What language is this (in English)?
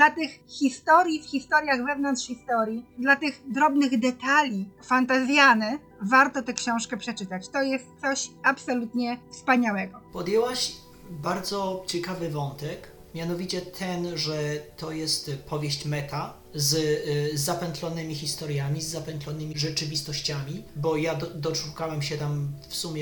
Polish